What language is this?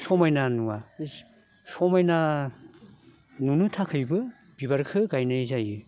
Bodo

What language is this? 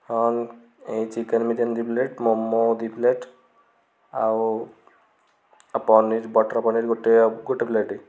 Odia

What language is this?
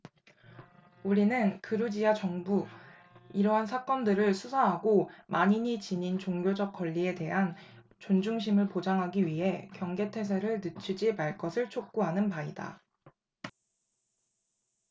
Korean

